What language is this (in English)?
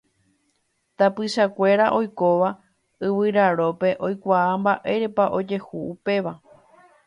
Guarani